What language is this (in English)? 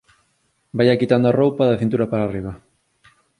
Galician